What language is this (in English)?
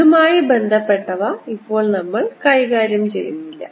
Malayalam